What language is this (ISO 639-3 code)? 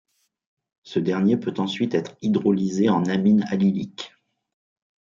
fra